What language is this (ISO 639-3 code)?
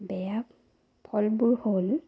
asm